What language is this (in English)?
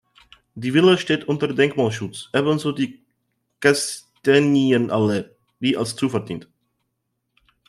German